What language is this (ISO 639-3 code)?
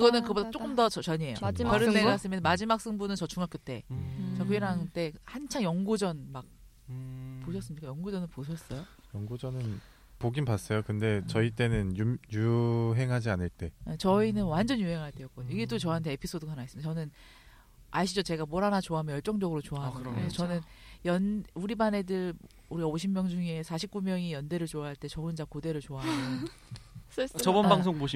kor